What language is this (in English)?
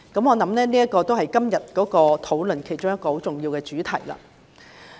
Cantonese